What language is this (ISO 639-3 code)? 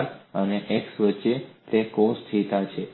guj